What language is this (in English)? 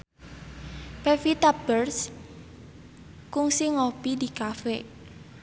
Sundanese